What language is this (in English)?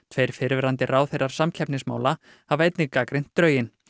Icelandic